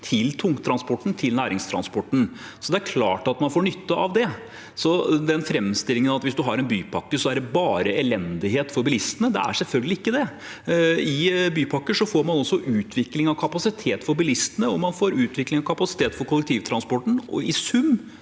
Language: Norwegian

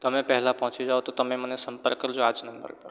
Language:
Gujarati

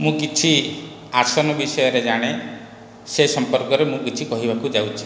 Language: Odia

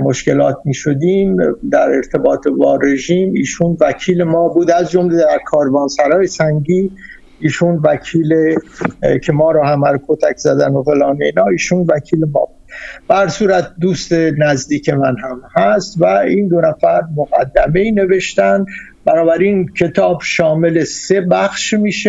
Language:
Persian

